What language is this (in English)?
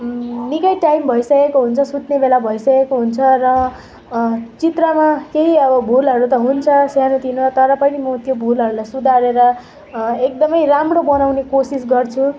Nepali